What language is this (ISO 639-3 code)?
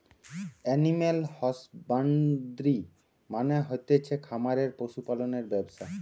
ben